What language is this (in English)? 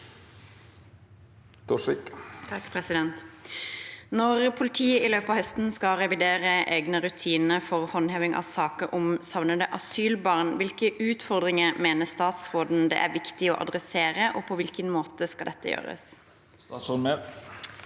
Norwegian